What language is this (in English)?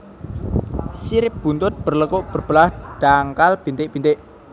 Javanese